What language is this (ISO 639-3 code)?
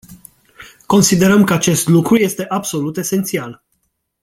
ron